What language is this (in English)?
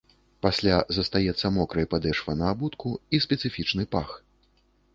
Belarusian